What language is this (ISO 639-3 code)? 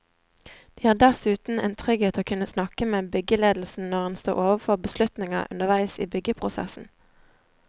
nor